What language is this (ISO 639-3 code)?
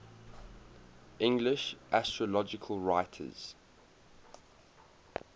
eng